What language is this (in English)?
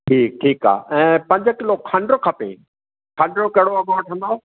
Sindhi